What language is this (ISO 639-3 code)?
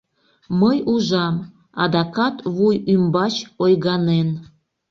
chm